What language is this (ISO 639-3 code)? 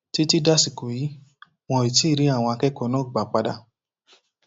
yor